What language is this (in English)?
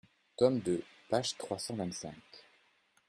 French